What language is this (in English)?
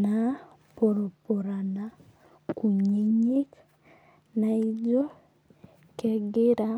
Masai